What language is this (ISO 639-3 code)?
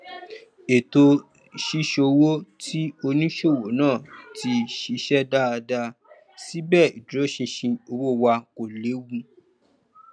yor